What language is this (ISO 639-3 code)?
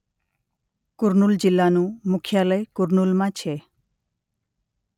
guj